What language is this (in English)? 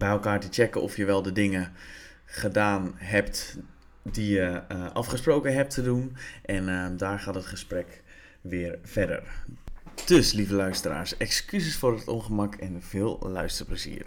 Dutch